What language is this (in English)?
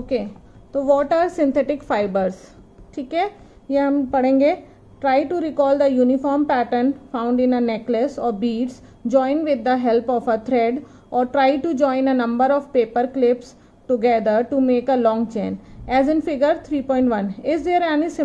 Hindi